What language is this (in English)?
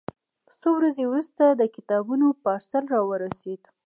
Pashto